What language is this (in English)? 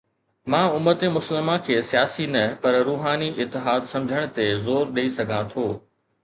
Sindhi